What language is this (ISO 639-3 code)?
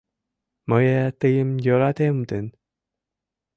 chm